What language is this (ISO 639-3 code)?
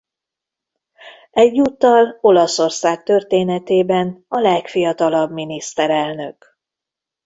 hun